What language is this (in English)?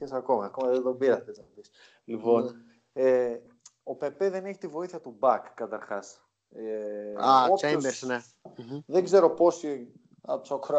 Greek